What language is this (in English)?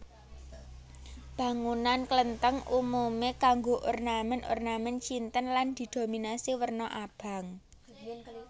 Javanese